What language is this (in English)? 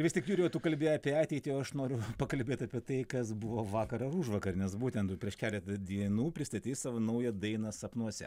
Lithuanian